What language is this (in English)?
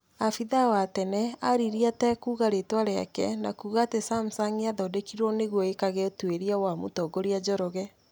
Kikuyu